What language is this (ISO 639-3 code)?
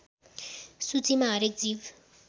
nep